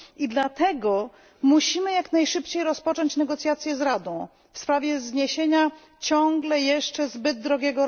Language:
Polish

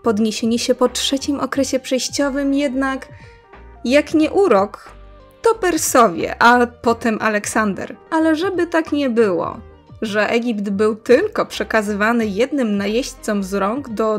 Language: Polish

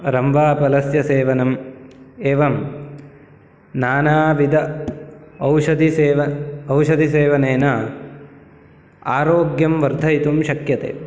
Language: Sanskrit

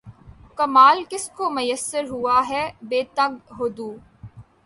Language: Urdu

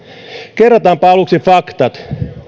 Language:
Finnish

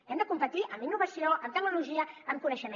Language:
Catalan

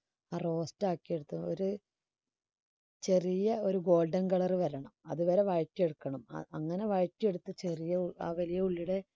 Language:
Malayalam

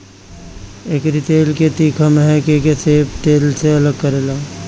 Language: Bhojpuri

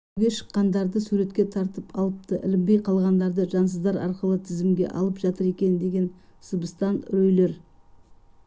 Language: Kazakh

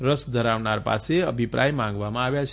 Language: Gujarati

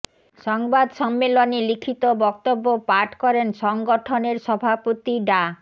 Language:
Bangla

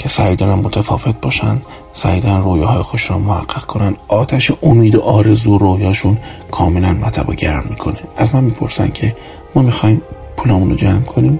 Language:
Persian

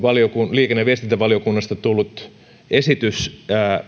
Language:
Finnish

